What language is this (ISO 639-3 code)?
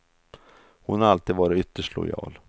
swe